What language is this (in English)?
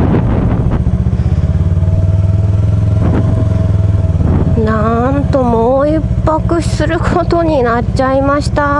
Japanese